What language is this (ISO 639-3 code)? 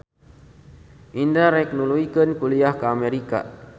sun